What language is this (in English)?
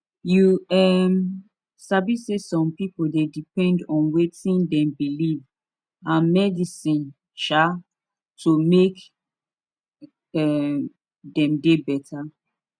Nigerian Pidgin